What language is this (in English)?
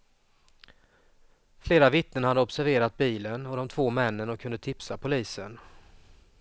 Swedish